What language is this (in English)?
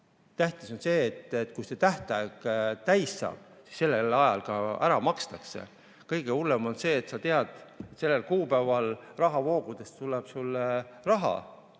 Estonian